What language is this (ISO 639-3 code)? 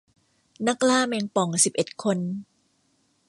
tha